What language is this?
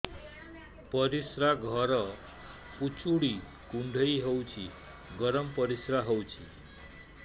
Odia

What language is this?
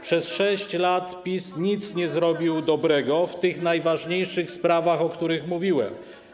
Polish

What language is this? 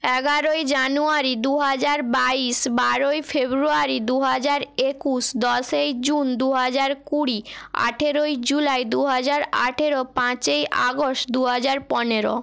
Bangla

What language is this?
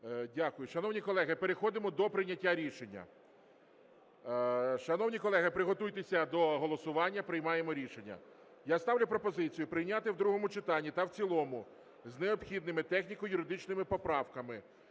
Ukrainian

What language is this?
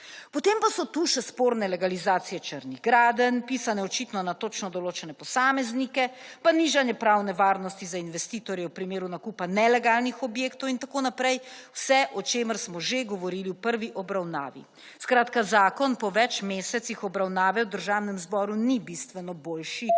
Slovenian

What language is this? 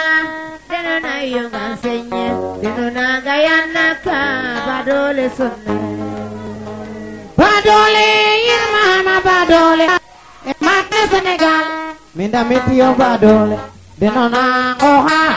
Serer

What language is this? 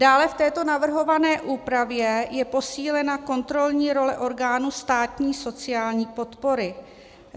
Czech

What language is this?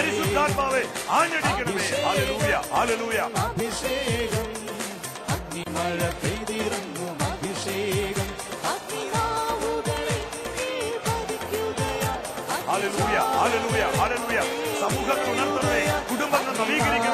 Romanian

